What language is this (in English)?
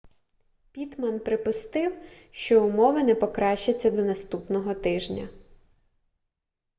Ukrainian